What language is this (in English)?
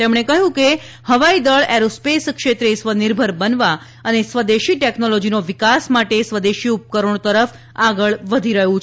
Gujarati